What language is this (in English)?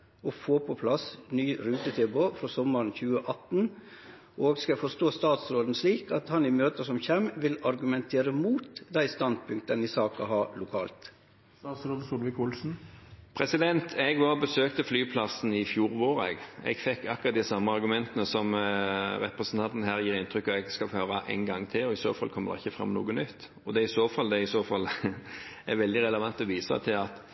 Norwegian